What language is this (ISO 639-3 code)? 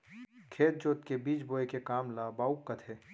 hne